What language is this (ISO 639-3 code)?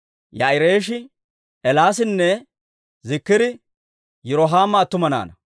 dwr